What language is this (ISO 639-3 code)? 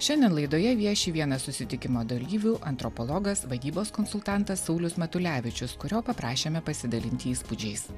lit